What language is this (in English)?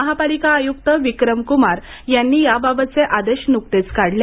Marathi